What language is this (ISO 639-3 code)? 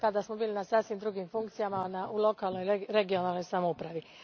hrv